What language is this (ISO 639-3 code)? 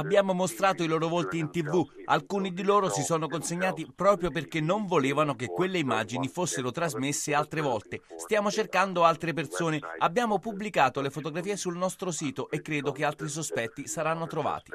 ita